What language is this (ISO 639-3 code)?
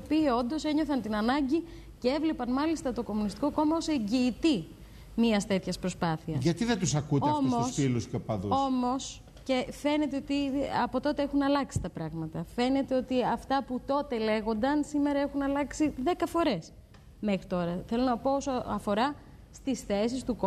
ell